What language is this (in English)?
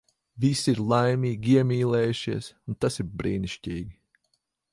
Latvian